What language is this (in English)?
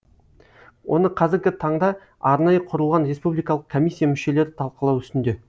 Kazakh